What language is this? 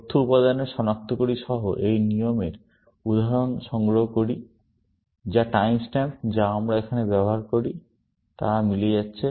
Bangla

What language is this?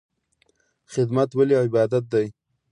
Pashto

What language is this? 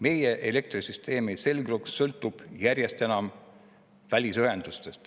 Estonian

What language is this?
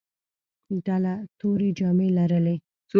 Pashto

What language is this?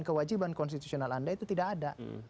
Indonesian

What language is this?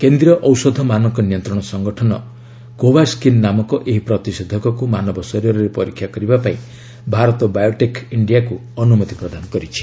Odia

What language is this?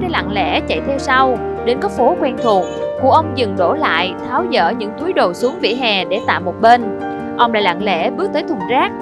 Vietnamese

